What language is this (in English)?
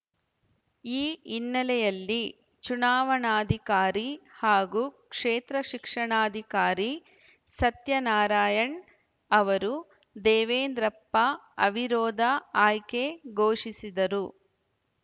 Kannada